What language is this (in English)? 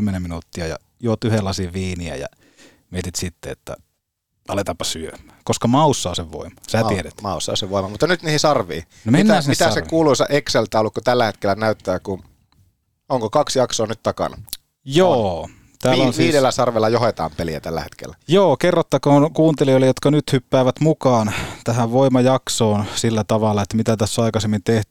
Finnish